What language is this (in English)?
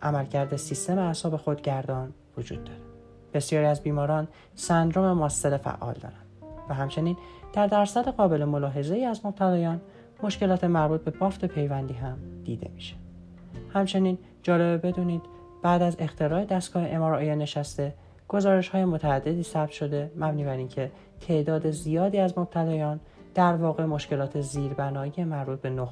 Persian